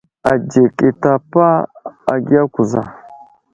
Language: Wuzlam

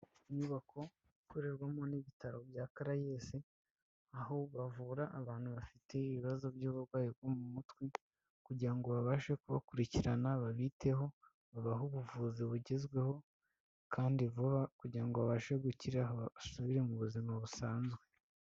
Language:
Kinyarwanda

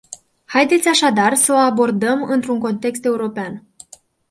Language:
Romanian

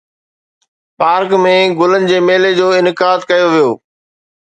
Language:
Sindhi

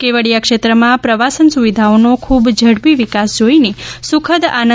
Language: Gujarati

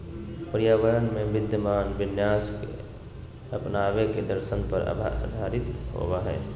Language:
Magahi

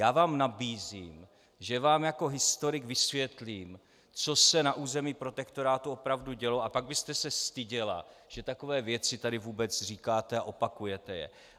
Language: Czech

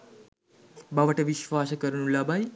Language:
Sinhala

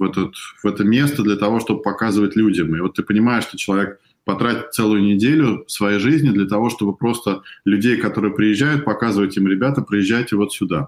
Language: Russian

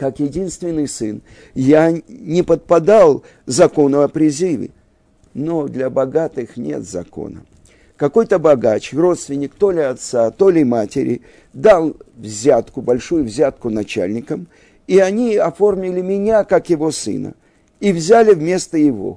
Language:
Russian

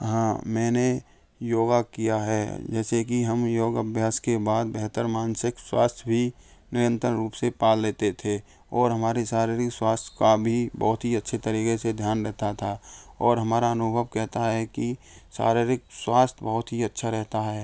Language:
Hindi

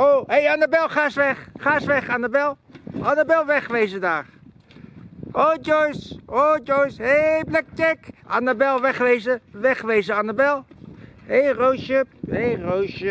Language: Dutch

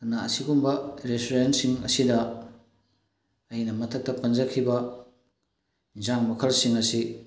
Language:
Manipuri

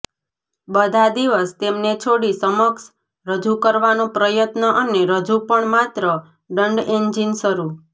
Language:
Gujarati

